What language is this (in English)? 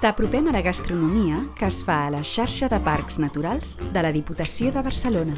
Catalan